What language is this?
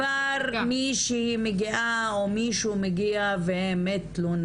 Hebrew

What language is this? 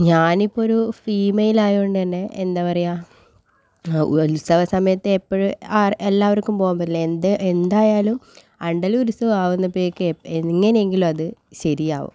Malayalam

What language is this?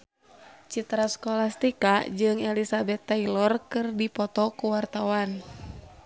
Sundanese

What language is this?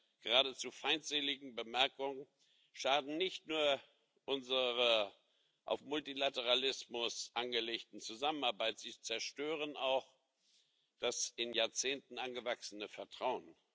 German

